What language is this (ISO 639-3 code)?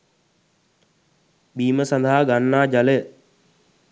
sin